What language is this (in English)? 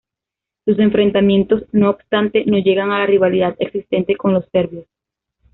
Spanish